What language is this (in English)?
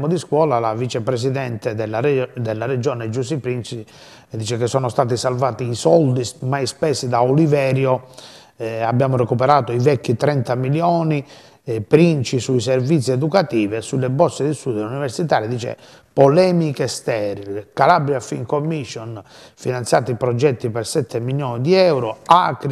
Italian